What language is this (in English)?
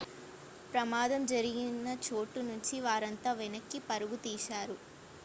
Telugu